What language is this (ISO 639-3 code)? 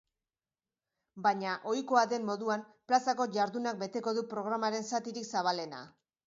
eus